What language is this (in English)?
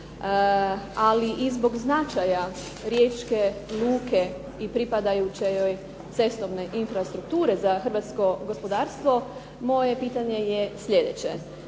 Croatian